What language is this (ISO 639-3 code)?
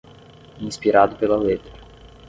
por